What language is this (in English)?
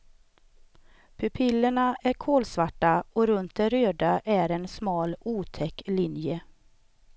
Swedish